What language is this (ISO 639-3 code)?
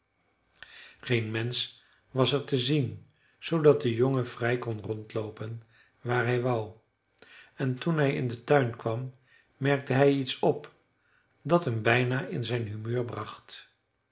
nld